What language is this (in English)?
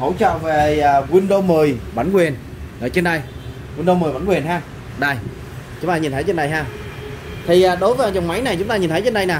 Vietnamese